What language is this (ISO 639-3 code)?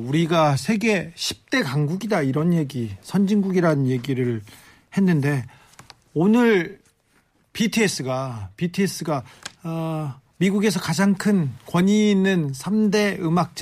kor